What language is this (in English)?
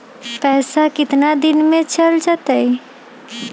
Magahi